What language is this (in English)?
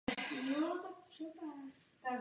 Czech